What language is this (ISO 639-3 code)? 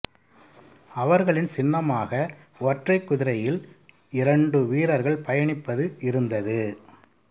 tam